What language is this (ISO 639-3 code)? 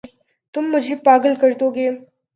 urd